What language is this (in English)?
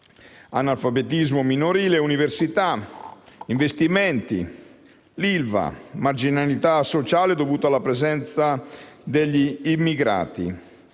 Italian